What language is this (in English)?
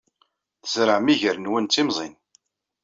Kabyle